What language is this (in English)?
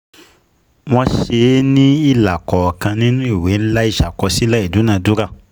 Yoruba